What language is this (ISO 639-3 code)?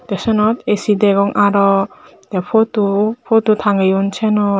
ccp